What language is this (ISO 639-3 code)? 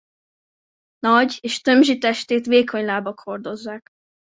hun